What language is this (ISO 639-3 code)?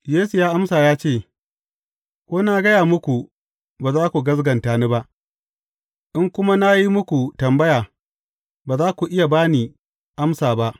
hau